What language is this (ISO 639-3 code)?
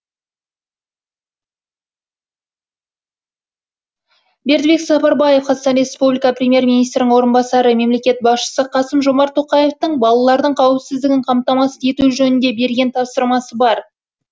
kaz